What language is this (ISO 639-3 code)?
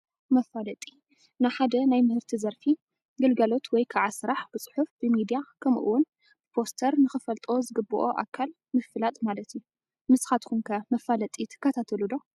tir